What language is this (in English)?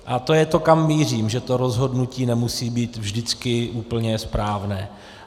Czech